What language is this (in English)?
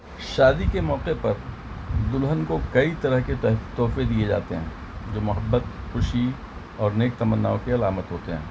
Urdu